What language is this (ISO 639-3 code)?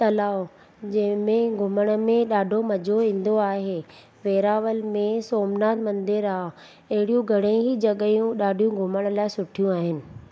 snd